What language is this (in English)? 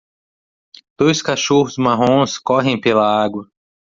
Portuguese